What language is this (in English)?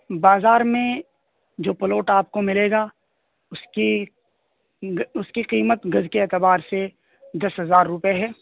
Urdu